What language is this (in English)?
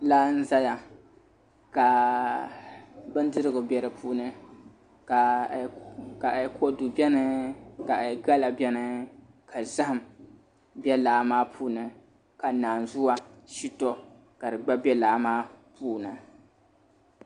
Dagbani